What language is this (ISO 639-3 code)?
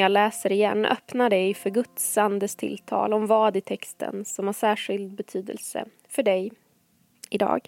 swe